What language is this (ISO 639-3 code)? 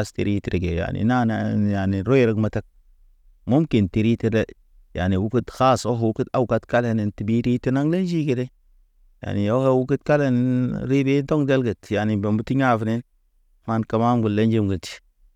mne